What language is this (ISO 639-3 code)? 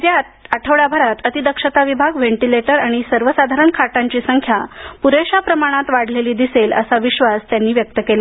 mar